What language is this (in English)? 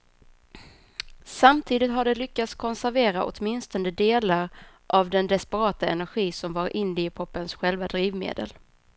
Swedish